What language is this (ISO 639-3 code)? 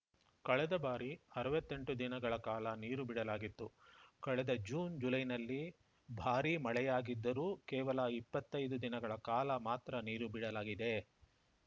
kan